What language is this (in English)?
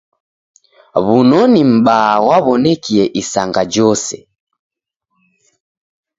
Taita